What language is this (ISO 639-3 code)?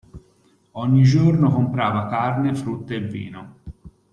ita